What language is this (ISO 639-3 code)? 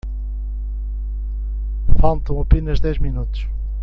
por